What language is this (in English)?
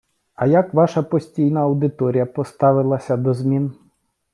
Ukrainian